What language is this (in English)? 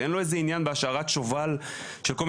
Hebrew